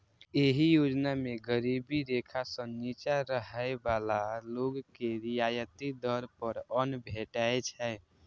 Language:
Maithili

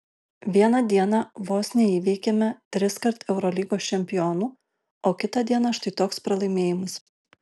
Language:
Lithuanian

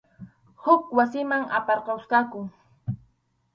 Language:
Arequipa-La Unión Quechua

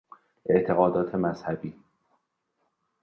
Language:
Persian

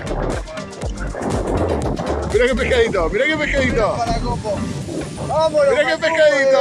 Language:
Spanish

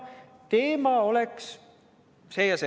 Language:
Estonian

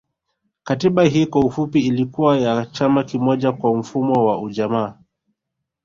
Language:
Swahili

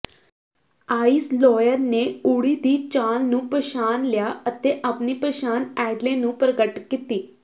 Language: Punjabi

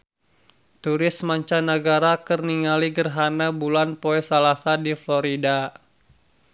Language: Sundanese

